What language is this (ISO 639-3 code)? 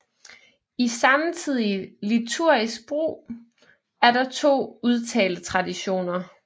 dan